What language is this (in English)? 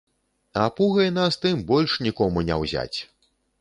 Belarusian